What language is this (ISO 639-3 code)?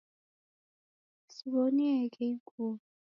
dav